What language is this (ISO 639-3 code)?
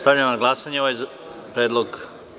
srp